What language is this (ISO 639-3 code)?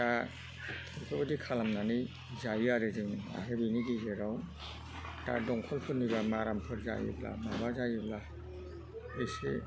brx